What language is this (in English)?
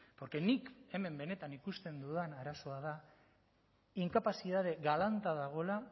Basque